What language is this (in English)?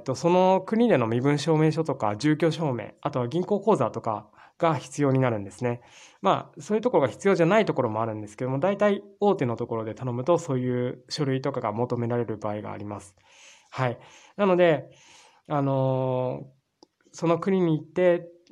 Japanese